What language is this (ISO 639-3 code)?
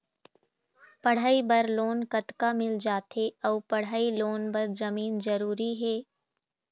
hne